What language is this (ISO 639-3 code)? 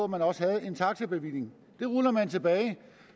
dan